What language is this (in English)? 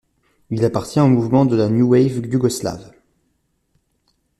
French